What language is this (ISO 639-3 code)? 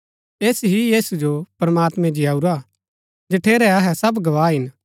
gbk